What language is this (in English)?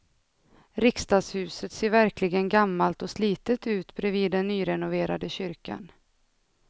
Swedish